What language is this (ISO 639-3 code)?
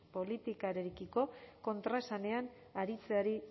eus